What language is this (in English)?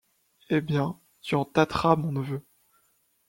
French